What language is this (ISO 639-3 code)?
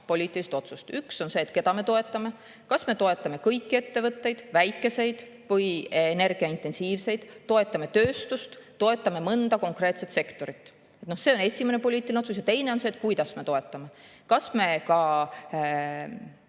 est